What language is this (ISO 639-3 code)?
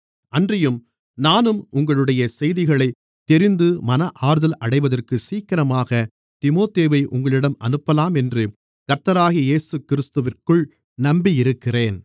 tam